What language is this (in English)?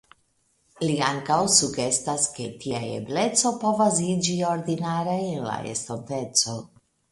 Esperanto